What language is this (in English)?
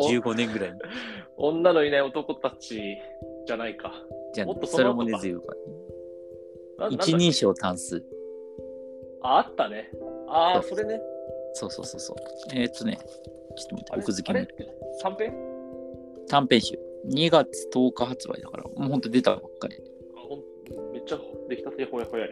Japanese